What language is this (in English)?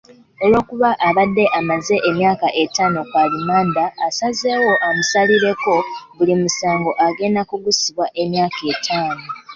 Ganda